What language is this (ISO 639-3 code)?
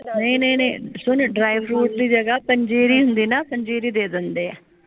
pan